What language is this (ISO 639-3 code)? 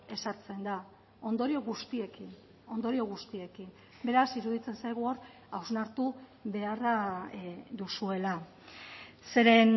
eus